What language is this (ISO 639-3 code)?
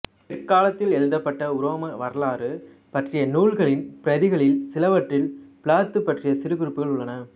tam